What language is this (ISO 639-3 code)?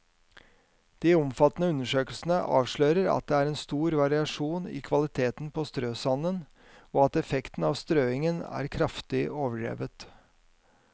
nor